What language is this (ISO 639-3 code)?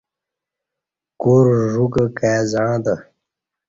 bsh